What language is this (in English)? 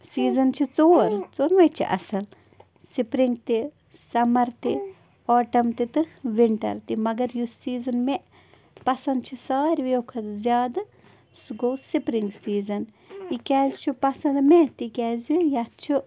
Kashmiri